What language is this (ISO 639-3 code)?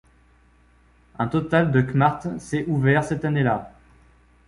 fra